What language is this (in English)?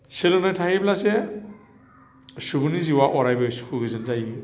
Bodo